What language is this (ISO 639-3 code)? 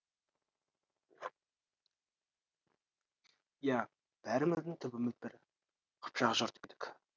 kaz